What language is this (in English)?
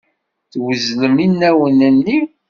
Kabyle